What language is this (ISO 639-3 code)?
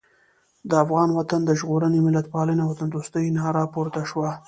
pus